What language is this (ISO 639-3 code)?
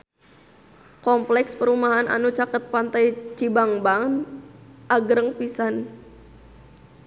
sun